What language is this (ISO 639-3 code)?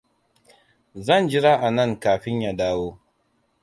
hau